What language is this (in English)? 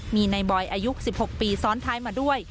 Thai